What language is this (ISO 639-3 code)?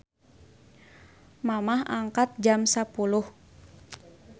sun